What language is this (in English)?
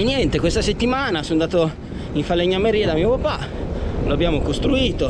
Italian